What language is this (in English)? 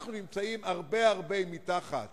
Hebrew